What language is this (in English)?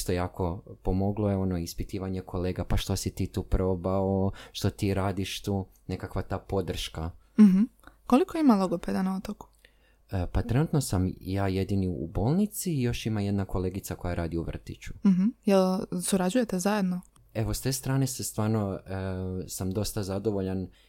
Croatian